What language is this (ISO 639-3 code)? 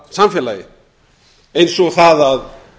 isl